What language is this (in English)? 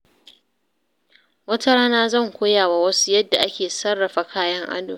Hausa